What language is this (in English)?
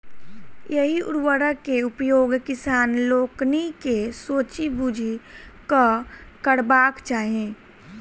Maithili